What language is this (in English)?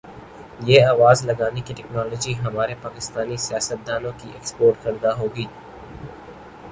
Urdu